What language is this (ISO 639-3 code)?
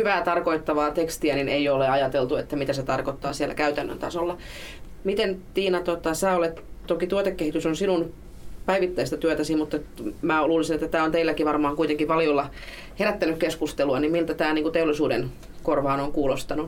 fin